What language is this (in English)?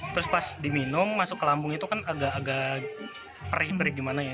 Indonesian